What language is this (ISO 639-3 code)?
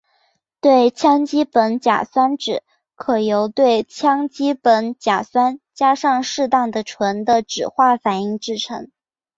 zho